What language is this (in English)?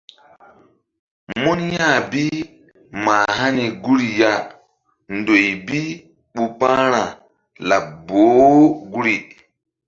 Mbum